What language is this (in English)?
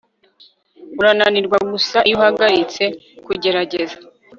Kinyarwanda